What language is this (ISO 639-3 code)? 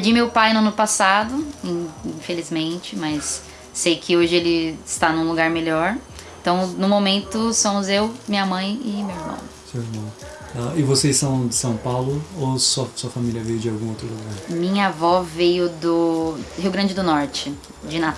por